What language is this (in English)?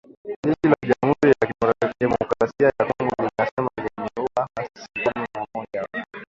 Swahili